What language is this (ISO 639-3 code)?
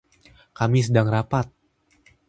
ind